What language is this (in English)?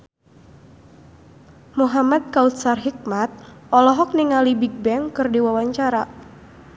Sundanese